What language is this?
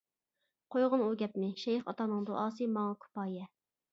Uyghur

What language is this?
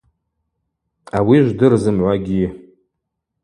Abaza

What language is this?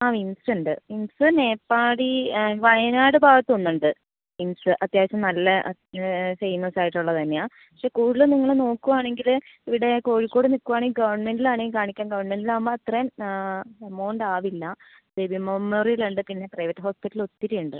Malayalam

